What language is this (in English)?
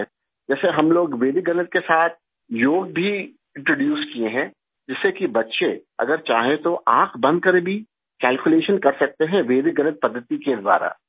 Urdu